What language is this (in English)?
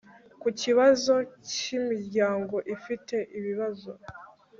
Kinyarwanda